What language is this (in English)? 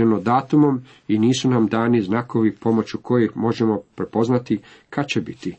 Croatian